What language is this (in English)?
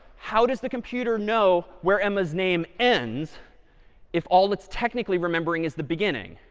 English